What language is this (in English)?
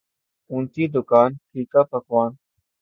Urdu